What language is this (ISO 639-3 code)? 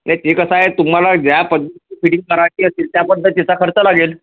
mar